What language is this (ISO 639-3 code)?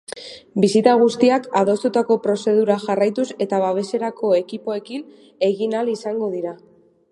eus